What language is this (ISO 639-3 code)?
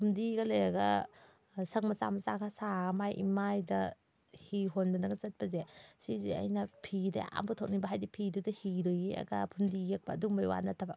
mni